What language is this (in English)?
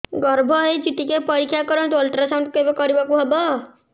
Odia